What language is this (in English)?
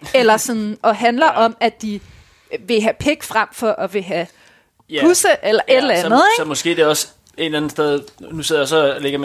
Danish